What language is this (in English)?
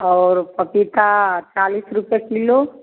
Hindi